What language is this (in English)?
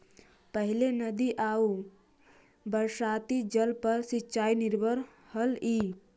Magahi